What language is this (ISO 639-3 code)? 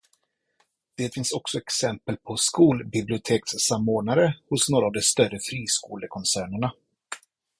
swe